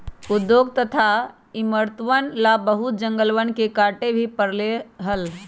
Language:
Magahi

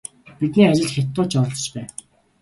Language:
Mongolian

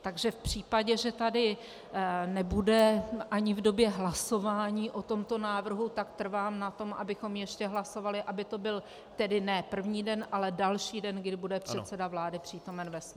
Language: Czech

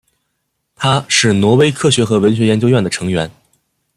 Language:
Chinese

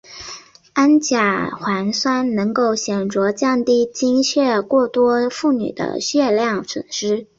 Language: Chinese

